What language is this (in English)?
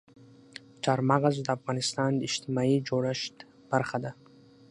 Pashto